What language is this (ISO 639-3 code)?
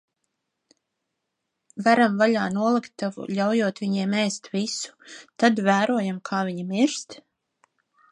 lav